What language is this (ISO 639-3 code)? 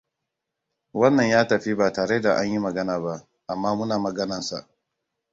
hau